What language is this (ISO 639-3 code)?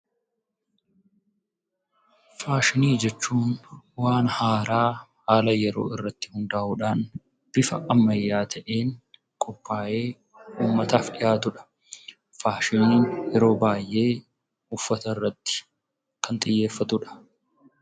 orm